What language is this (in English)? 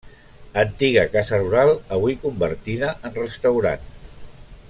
Catalan